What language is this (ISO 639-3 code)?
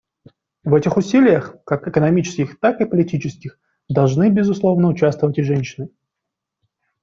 rus